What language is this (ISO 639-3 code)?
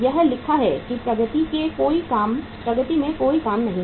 hin